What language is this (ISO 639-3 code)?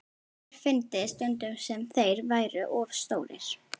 isl